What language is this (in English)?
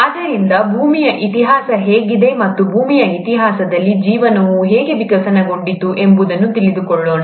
Kannada